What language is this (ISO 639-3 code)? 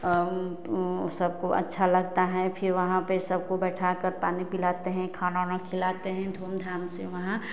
hin